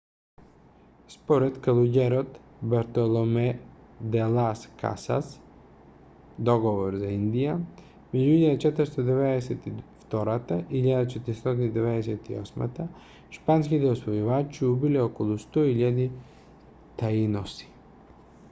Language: Macedonian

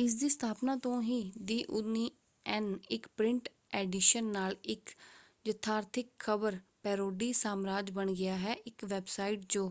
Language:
Punjabi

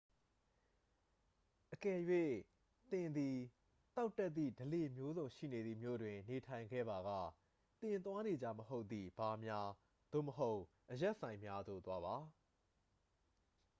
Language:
Burmese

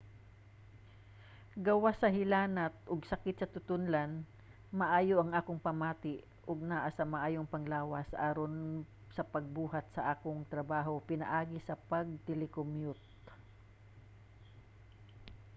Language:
Cebuano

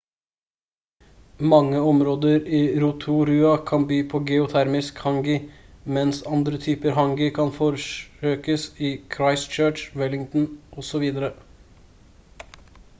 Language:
Norwegian Bokmål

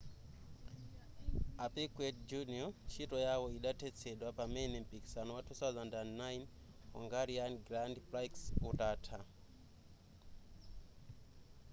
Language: Nyanja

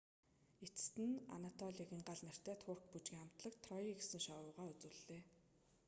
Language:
Mongolian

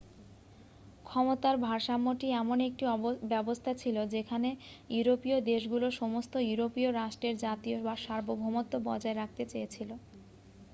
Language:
Bangla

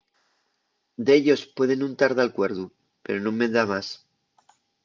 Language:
Asturian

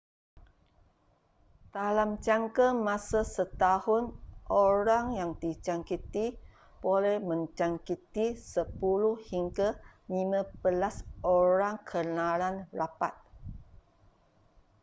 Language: Malay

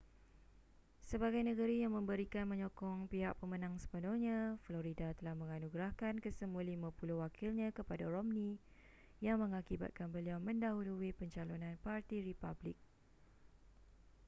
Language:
Malay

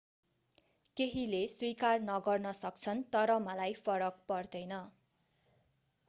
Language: Nepali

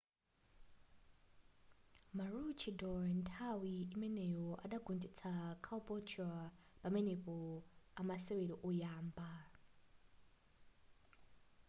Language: Nyanja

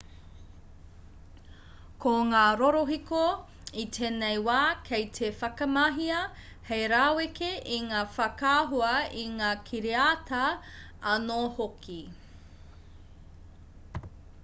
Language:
Māori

